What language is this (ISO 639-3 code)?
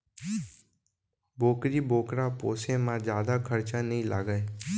hne